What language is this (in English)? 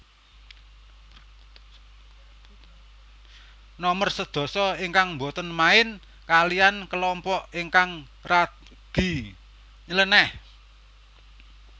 Javanese